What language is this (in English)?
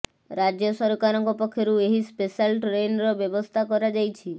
Odia